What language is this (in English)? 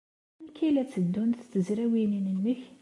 Kabyle